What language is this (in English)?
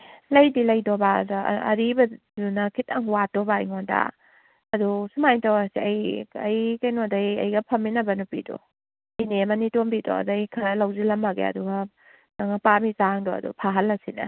Manipuri